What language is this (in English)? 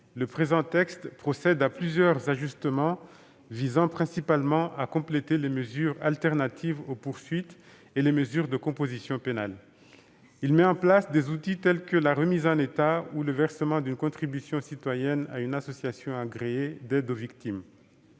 French